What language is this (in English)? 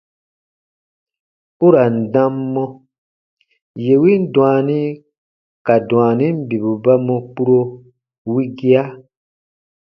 Baatonum